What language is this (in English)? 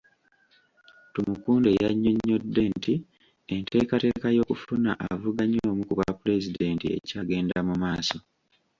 Ganda